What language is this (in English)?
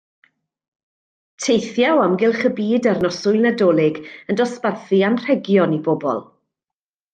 Welsh